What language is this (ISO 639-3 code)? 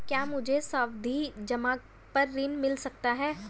hin